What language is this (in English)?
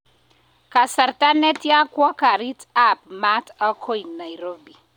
Kalenjin